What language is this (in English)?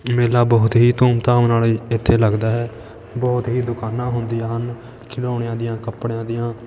Punjabi